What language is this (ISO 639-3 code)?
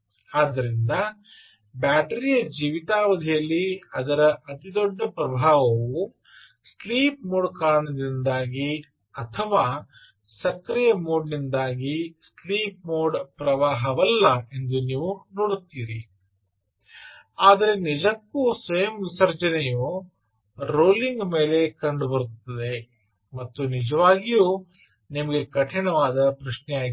kan